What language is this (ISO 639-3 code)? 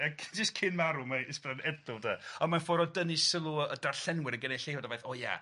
cym